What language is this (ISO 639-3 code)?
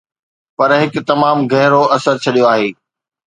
snd